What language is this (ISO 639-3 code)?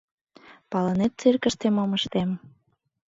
chm